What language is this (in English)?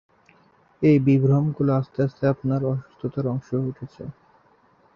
Bangla